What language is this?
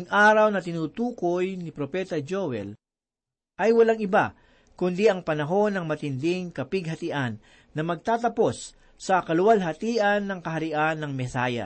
Filipino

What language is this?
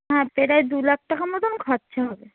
Bangla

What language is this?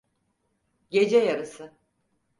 Turkish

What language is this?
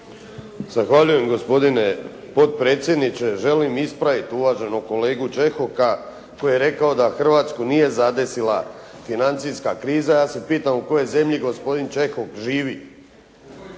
Croatian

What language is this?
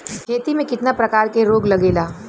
Bhojpuri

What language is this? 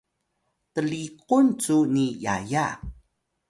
Atayal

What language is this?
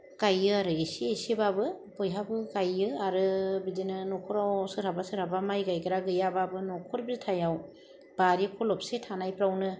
Bodo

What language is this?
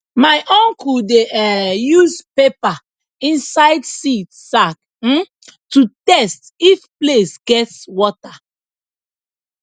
Nigerian Pidgin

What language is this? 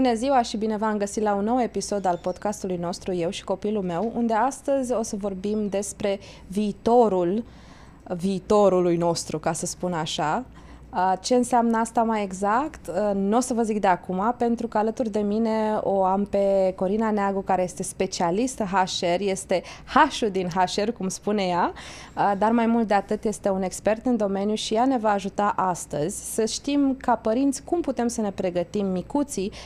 Romanian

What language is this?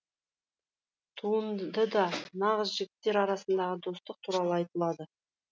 Kazakh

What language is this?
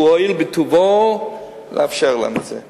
Hebrew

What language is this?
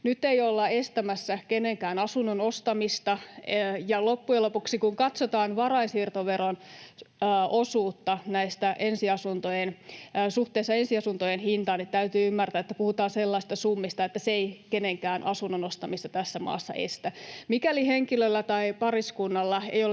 Finnish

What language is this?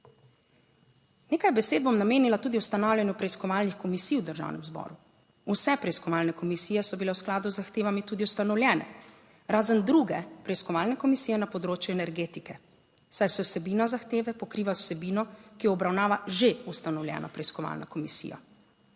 Slovenian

